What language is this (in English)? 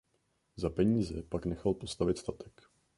Czech